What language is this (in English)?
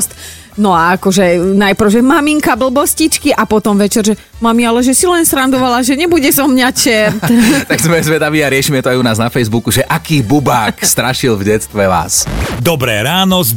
Slovak